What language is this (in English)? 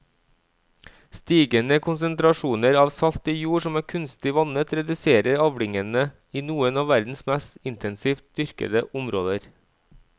Norwegian